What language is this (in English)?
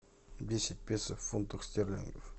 Russian